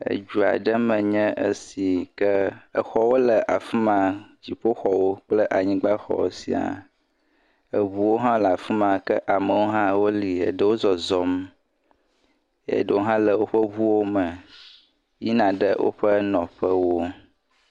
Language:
Ewe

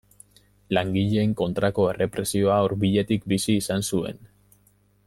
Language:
Basque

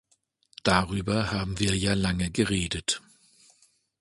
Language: German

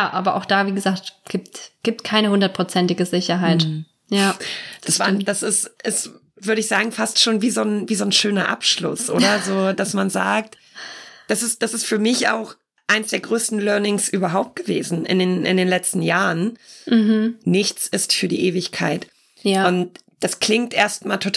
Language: German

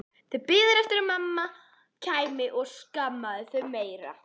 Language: Icelandic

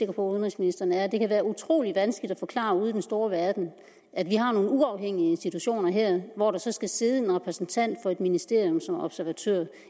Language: Danish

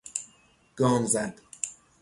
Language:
Persian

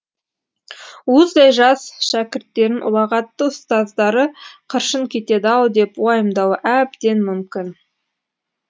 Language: Kazakh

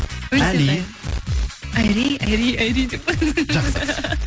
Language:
Kazakh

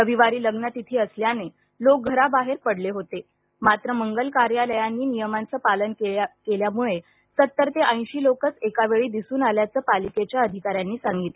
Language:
Marathi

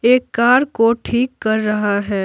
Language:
Hindi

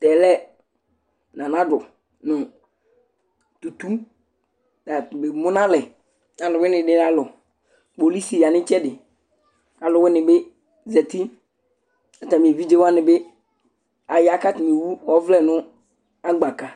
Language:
Ikposo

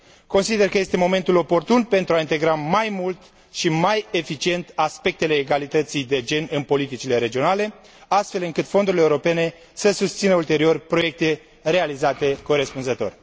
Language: Romanian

